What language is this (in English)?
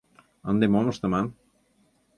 Mari